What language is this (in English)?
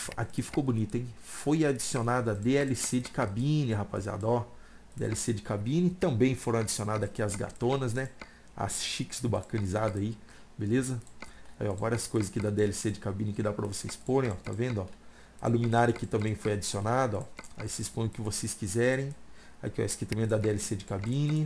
Portuguese